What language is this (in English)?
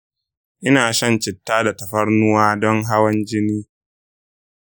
Hausa